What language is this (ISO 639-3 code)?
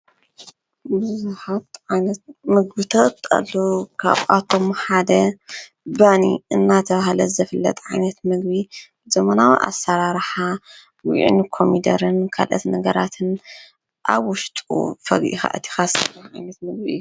tir